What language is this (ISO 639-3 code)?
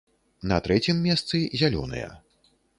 bel